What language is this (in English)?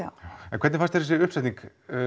Icelandic